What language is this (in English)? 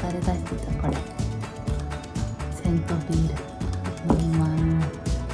Japanese